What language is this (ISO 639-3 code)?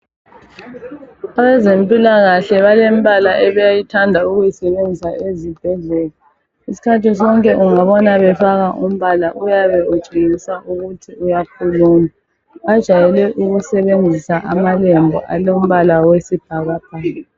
nde